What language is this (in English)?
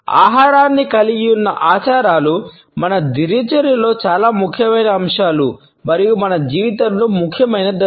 Telugu